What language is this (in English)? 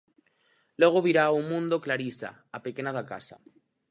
Galician